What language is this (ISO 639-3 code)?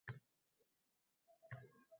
uzb